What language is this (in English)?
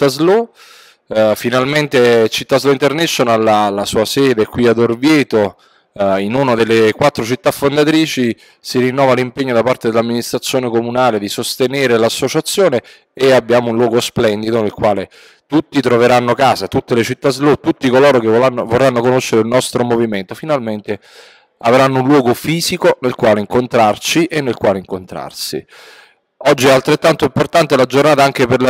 Italian